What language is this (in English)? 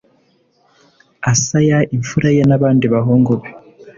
Kinyarwanda